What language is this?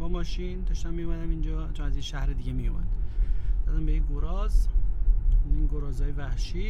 Persian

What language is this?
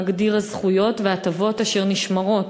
Hebrew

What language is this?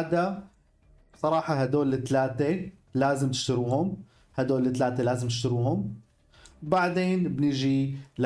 Arabic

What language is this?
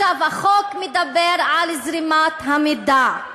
Hebrew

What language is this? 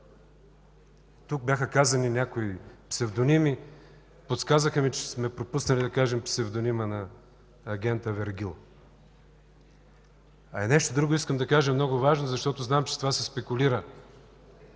Bulgarian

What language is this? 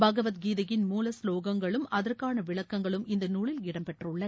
Tamil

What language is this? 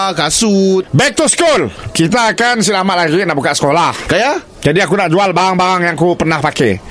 Malay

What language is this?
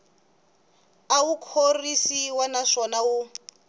Tsonga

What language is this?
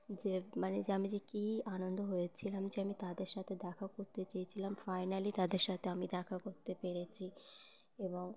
Bangla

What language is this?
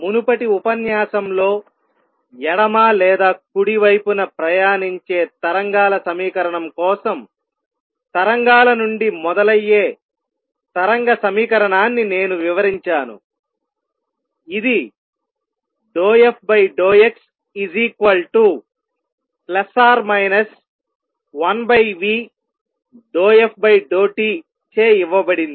Telugu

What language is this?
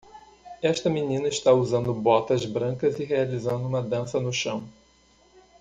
Portuguese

